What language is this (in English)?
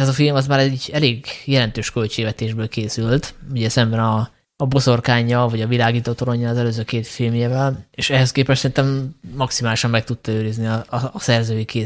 Hungarian